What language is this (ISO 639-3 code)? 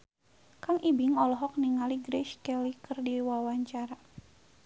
sun